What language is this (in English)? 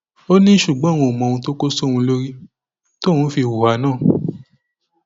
Yoruba